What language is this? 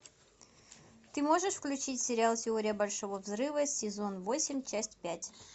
Russian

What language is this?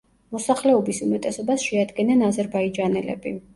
Georgian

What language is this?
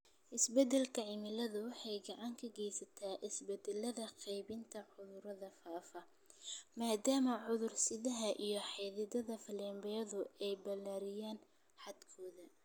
Somali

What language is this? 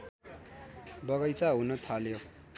Nepali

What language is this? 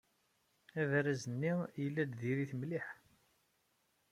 Kabyle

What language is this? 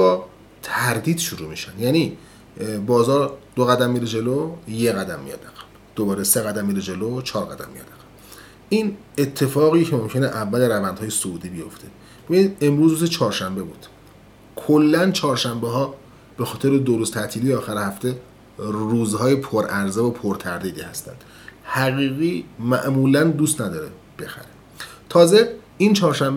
Persian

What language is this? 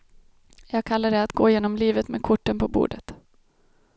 Swedish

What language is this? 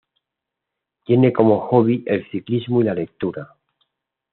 Spanish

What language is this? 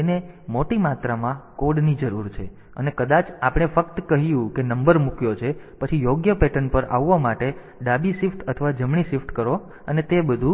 Gujarati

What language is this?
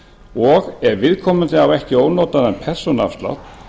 Icelandic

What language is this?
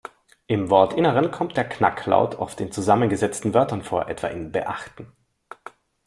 German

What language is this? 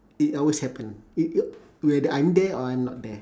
English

